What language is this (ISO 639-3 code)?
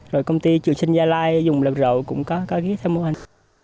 vie